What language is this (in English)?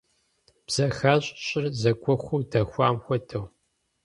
Kabardian